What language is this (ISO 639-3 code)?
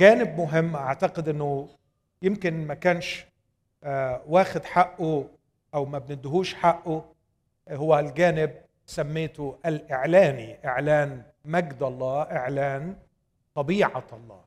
ara